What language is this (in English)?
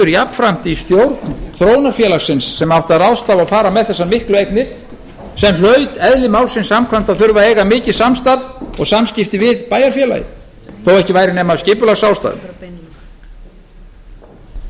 Icelandic